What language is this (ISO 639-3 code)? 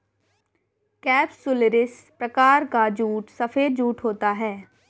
hin